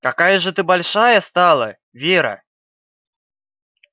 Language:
Russian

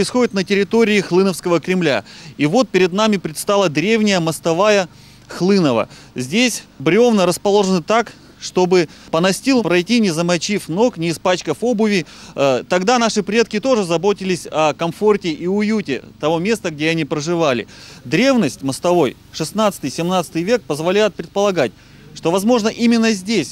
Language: Russian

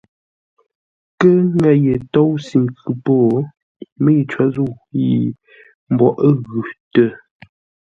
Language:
Ngombale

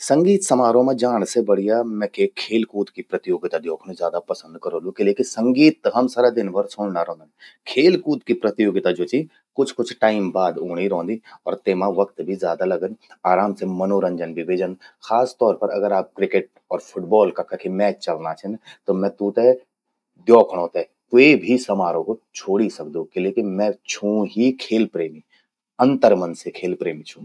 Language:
Garhwali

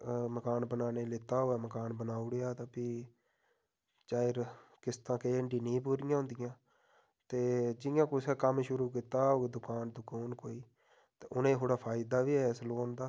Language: Dogri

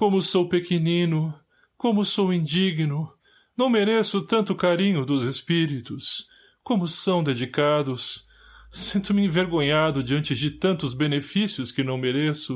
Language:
Portuguese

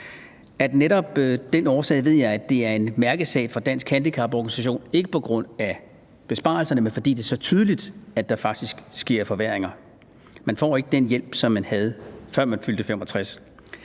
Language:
Danish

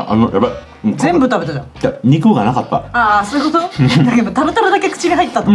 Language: Japanese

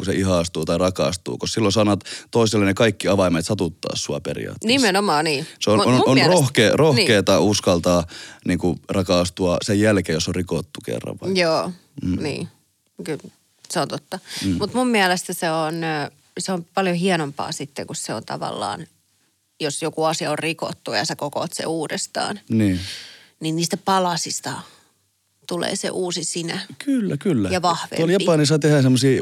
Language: Finnish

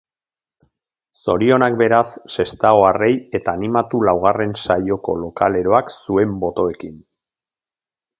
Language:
Basque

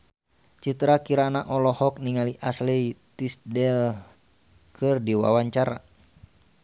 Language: Sundanese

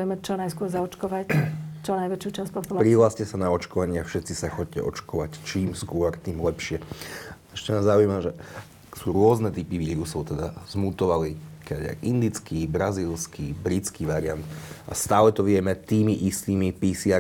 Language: Slovak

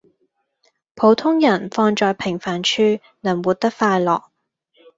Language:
Cantonese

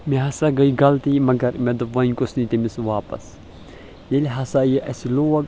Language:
Kashmiri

